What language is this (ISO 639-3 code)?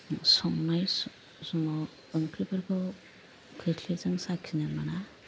brx